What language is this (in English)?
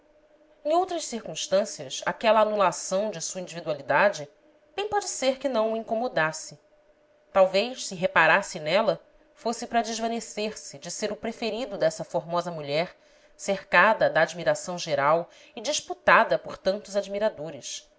Portuguese